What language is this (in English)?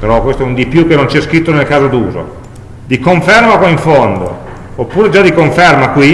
Italian